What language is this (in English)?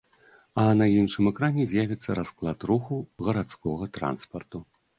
Belarusian